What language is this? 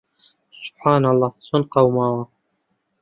Central Kurdish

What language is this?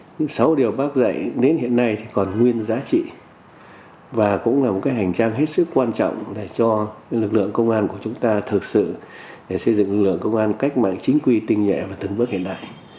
Vietnamese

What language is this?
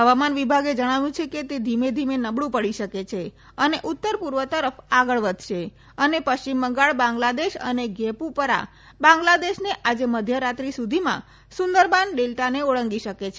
Gujarati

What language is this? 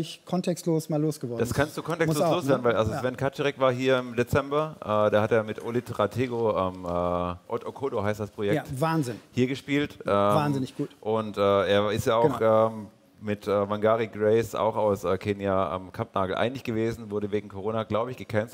German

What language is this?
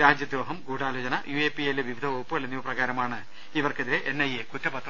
Malayalam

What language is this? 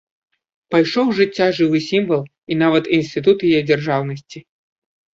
Belarusian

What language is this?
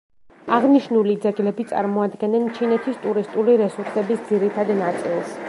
Georgian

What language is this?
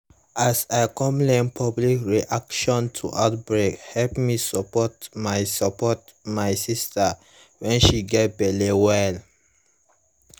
Nigerian Pidgin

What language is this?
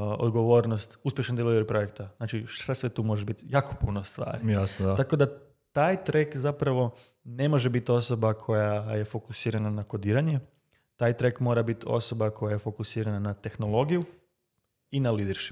Croatian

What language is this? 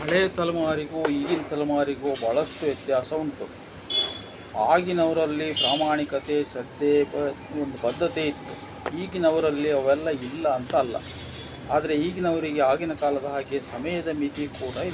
Kannada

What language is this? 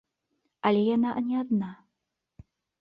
Belarusian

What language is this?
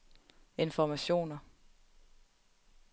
Danish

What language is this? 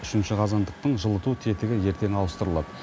Kazakh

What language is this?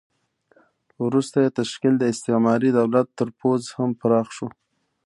Pashto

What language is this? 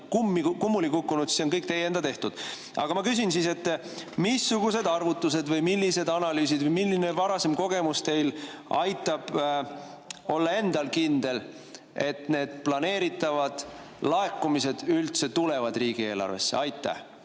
Estonian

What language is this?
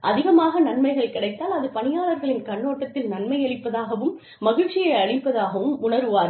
Tamil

